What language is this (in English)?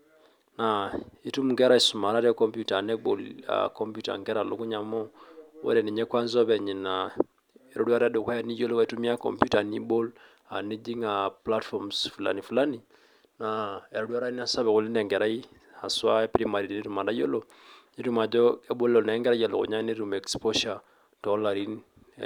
Masai